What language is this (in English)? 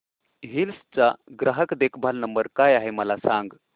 Marathi